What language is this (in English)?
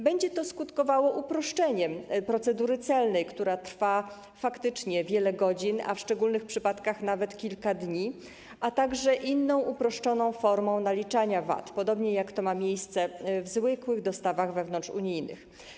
Polish